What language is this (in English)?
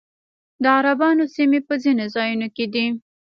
Pashto